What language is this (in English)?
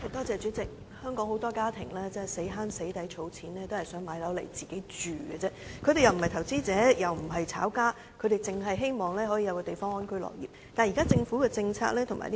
Cantonese